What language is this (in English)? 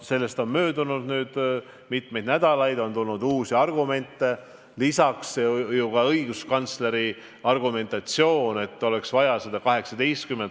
Estonian